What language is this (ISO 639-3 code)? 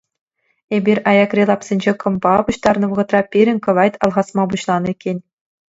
chv